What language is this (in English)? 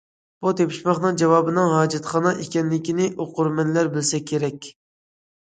Uyghur